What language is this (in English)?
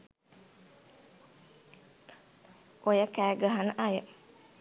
Sinhala